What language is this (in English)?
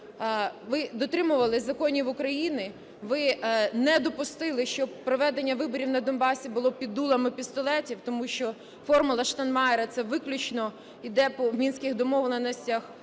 Ukrainian